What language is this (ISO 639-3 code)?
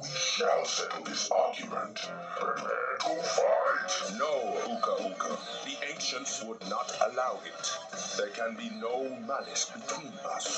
eng